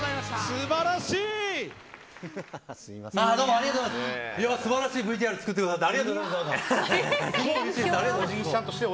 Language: Japanese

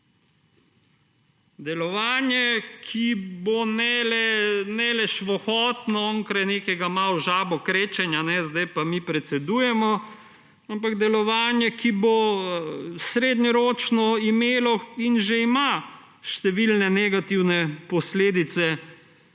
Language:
Slovenian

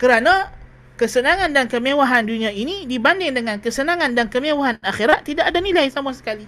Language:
Malay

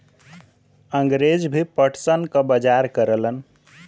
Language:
Bhojpuri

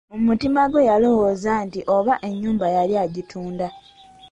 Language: Ganda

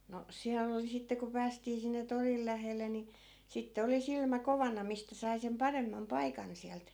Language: Finnish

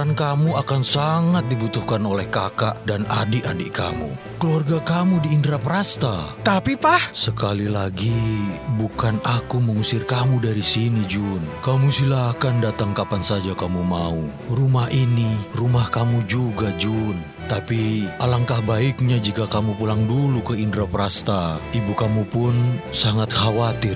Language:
Indonesian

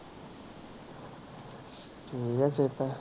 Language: Punjabi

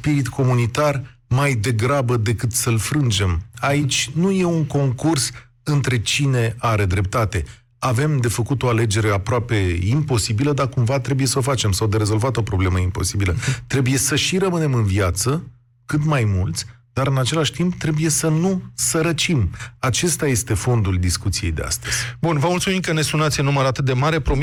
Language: Romanian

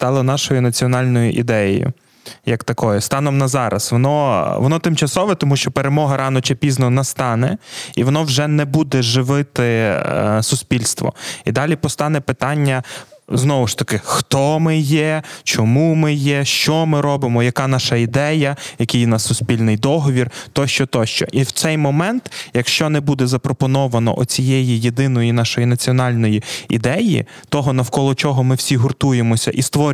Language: Ukrainian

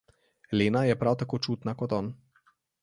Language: Slovenian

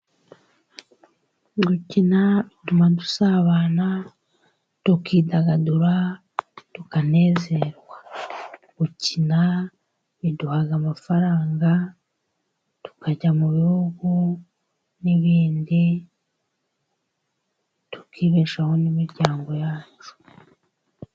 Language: Kinyarwanda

